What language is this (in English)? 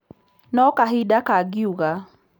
Kikuyu